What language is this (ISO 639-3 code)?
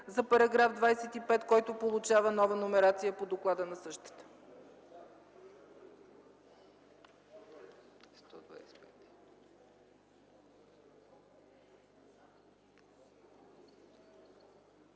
bul